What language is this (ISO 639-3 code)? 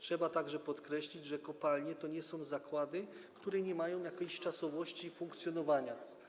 pol